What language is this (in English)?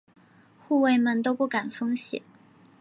Chinese